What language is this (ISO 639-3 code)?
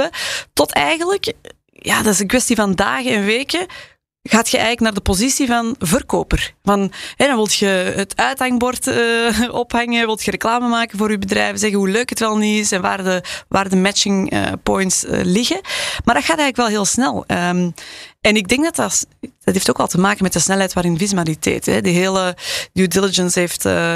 nld